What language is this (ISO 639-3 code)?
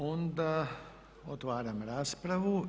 hrv